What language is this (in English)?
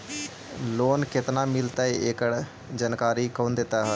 Magahi